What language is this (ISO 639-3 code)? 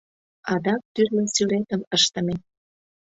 chm